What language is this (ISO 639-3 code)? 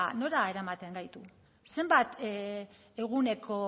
eus